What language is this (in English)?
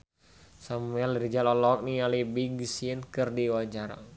Sundanese